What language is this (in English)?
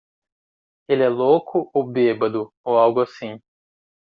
Portuguese